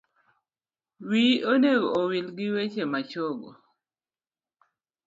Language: Luo (Kenya and Tanzania)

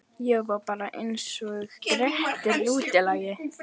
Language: Icelandic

